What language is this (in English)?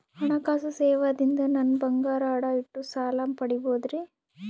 Kannada